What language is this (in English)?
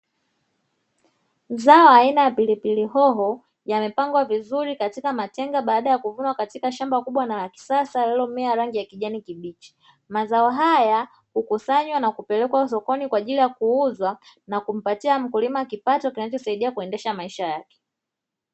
Swahili